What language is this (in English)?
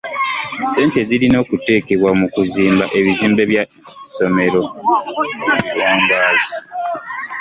Ganda